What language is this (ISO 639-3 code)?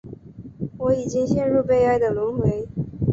zho